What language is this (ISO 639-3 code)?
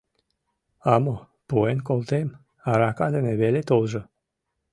chm